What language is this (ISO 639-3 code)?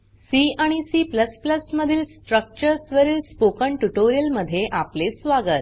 mar